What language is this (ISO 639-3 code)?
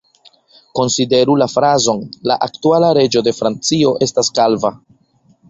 epo